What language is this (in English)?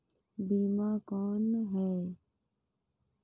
Chhattisgarhi